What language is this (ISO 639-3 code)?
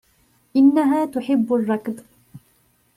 ara